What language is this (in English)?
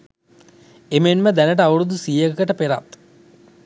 Sinhala